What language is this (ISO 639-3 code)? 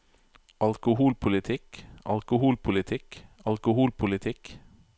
nor